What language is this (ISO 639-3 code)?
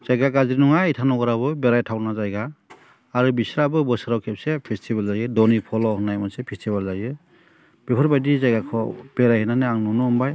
brx